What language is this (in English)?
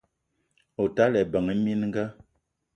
Eton (Cameroon)